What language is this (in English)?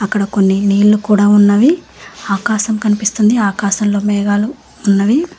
Telugu